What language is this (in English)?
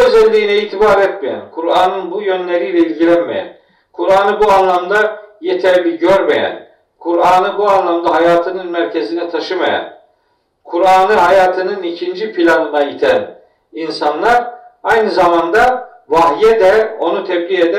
Turkish